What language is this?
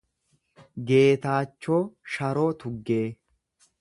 Oromo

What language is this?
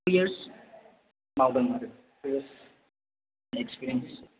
Bodo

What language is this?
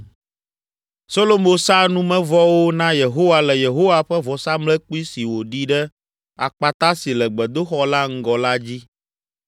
Ewe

